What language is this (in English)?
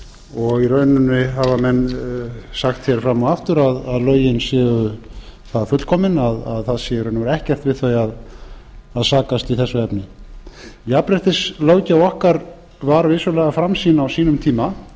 Icelandic